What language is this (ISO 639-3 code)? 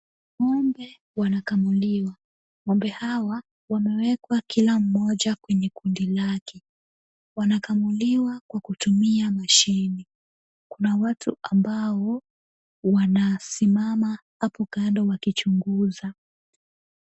swa